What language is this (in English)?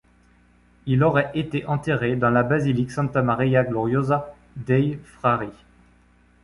French